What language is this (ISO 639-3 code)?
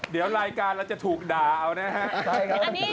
tha